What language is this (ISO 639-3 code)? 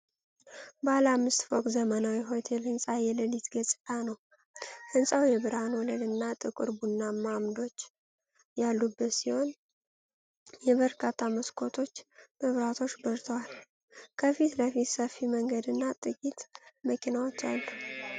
amh